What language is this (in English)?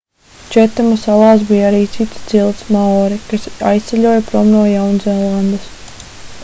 Latvian